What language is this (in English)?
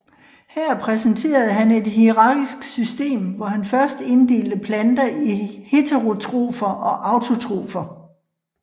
Danish